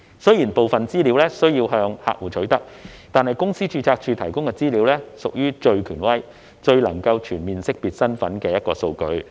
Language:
Cantonese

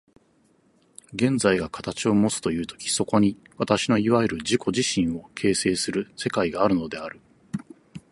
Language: Japanese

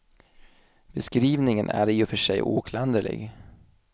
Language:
Swedish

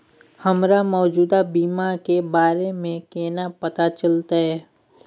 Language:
Maithili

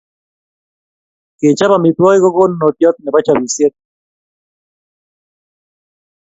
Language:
Kalenjin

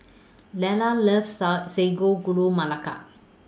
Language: English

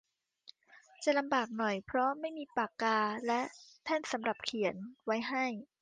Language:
Thai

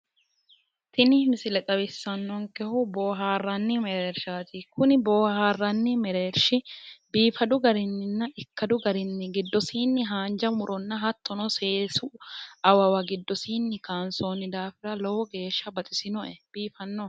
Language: Sidamo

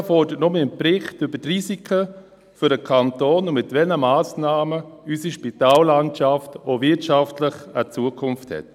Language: Swiss German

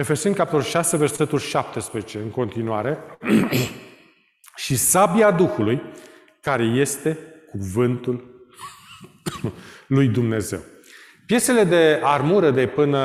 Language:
Romanian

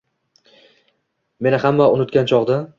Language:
Uzbek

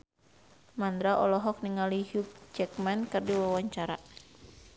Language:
Sundanese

